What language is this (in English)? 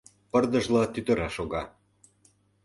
Mari